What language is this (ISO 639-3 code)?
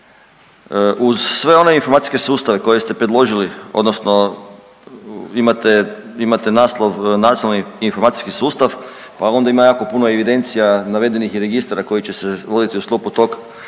hrv